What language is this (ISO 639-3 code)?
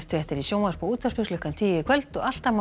isl